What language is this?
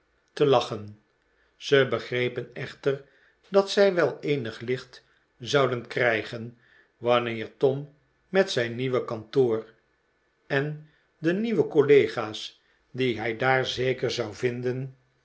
Dutch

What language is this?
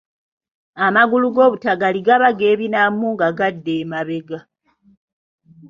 Ganda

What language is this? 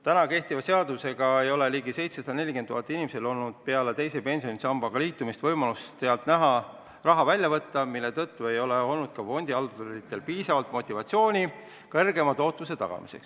Estonian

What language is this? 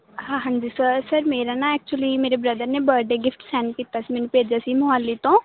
Punjabi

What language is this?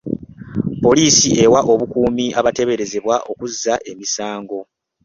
Ganda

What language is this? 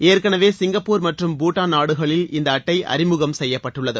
Tamil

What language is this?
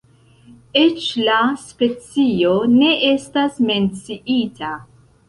Esperanto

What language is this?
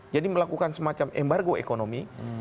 Indonesian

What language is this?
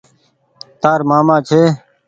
Goaria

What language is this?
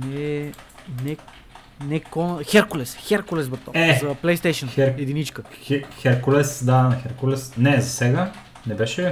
Bulgarian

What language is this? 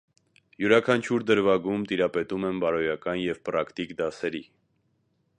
Armenian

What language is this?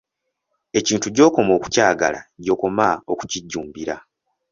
Ganda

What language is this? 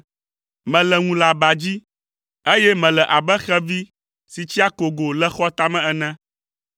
Ewe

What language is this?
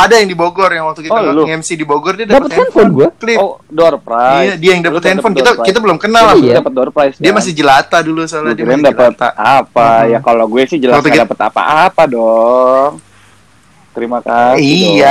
Indonesian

